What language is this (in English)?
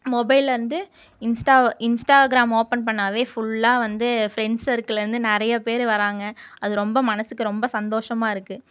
Tamil